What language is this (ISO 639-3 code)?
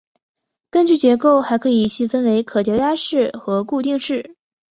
zho